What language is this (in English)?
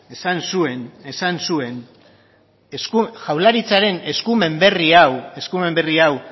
Basque